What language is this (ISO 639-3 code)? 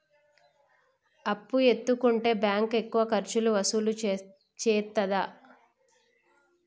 tel